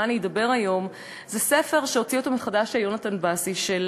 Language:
Hebrew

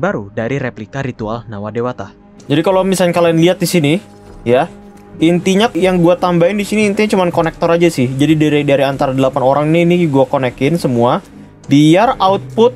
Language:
Indonesian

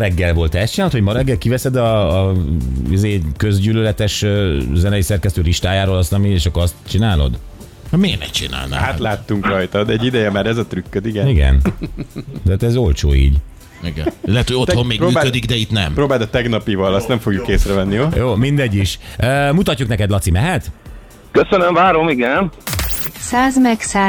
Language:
Hungarian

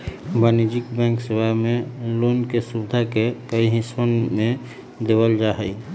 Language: Magahi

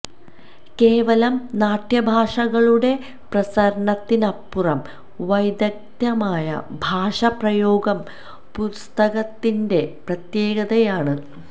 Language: Malayalam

